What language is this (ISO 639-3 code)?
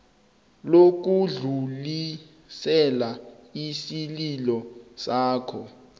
nbl